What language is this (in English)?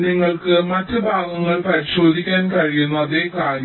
Malayalam